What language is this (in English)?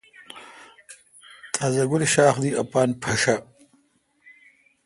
Kalkoti